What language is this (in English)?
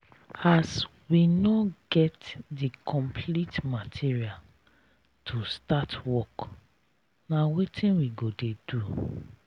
Nigerian Pidgin